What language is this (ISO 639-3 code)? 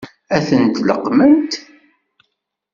kab